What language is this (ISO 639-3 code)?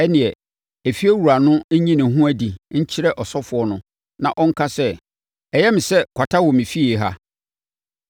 aka